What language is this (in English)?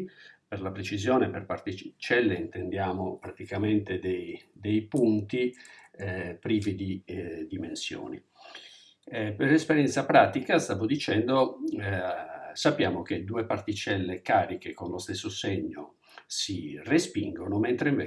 Italian